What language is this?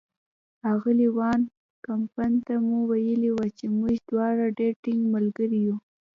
Pashto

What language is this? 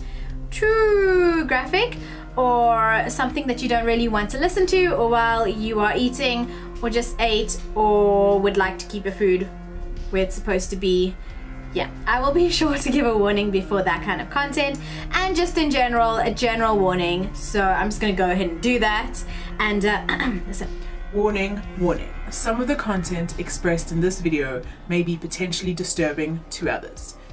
English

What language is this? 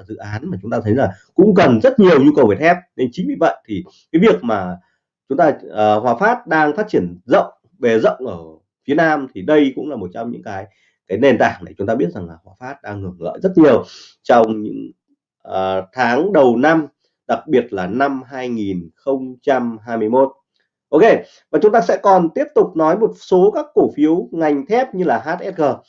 Vietnamese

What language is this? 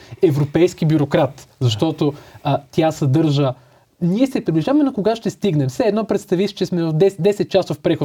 Bulgarian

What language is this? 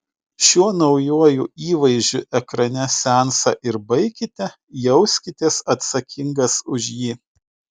Lithuanian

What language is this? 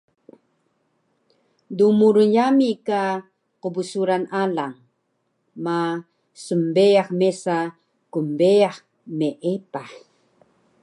Taroko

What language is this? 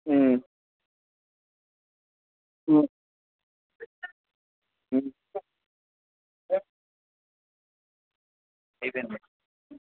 Telugu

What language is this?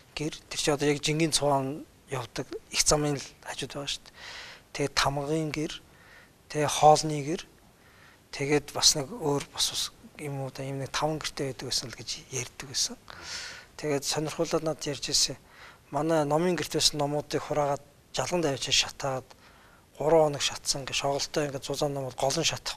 Turkish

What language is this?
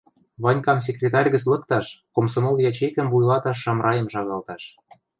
Western Mari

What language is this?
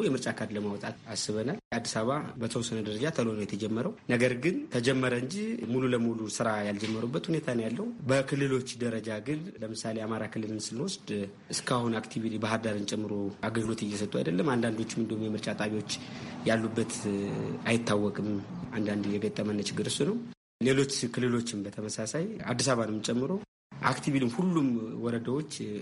Amharic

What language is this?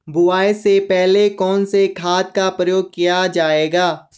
Hindi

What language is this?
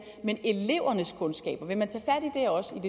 Danish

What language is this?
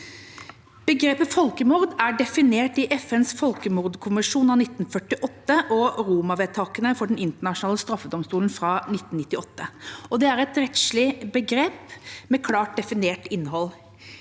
Norwegian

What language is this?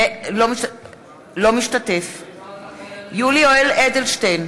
Hebrew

